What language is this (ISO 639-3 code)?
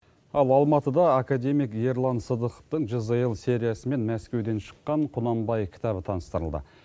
kaz